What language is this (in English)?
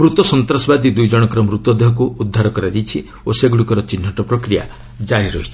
Odia